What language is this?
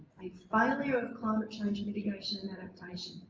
English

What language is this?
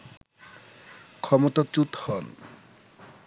Bangla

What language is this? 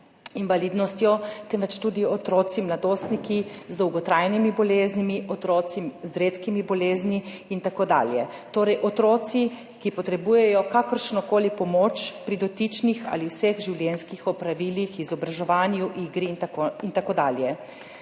Slovenian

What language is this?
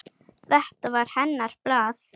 Icelandic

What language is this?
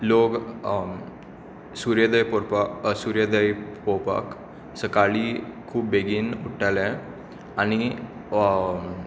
Konkani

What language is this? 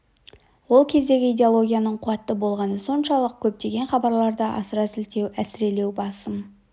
Kazakh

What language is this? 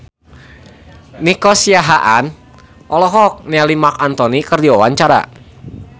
Sundanese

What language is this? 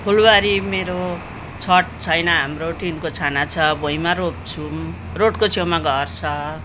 Nepali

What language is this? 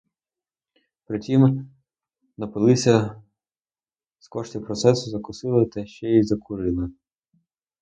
Ukrainian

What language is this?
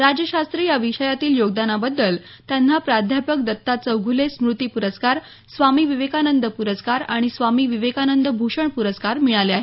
Marathi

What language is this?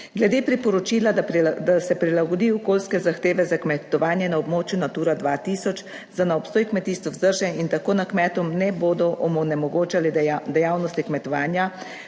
Slovenian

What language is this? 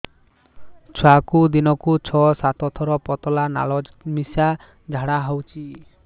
Odia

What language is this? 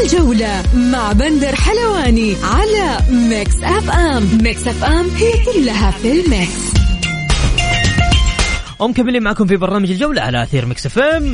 Arabic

